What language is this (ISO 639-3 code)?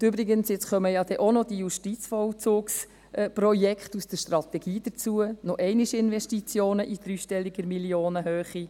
gsw